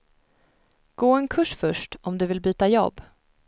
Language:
Swedish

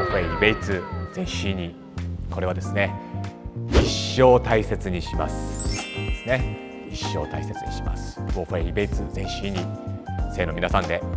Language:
Japanese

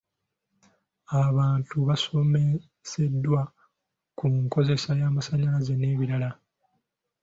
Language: Ganda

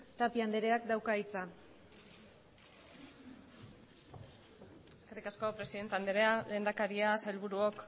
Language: Basque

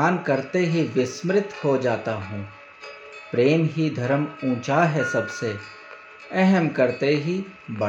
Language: Hindi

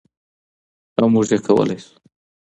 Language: Pashto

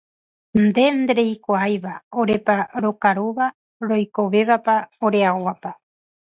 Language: Guarani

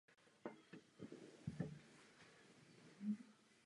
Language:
Czech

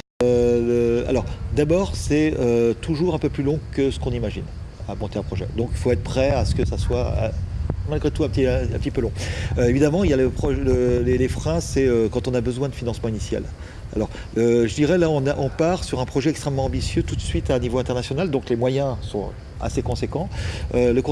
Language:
French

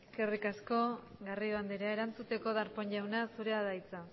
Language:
Basque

